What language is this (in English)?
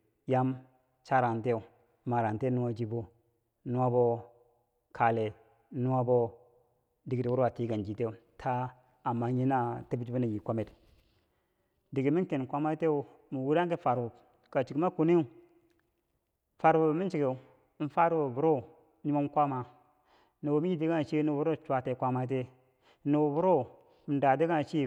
Bangwinji